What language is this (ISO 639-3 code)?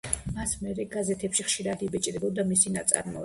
kat